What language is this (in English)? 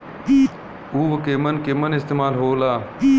Bhojpuri